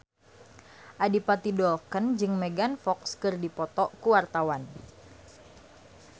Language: Sundanese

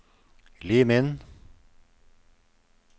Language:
Norwegian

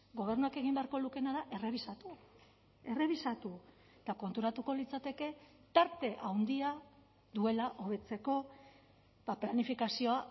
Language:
Basque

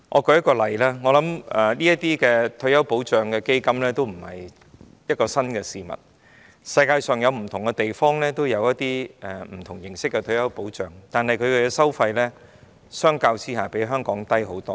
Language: Cantonese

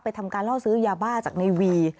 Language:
Thai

